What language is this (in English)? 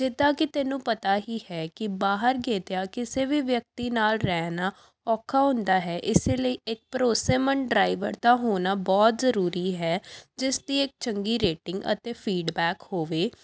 Punjabi